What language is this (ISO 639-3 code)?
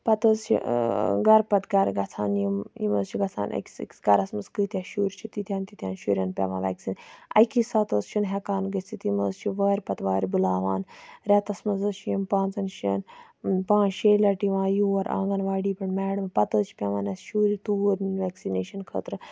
kas